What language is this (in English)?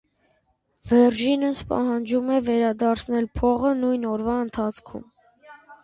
Armenian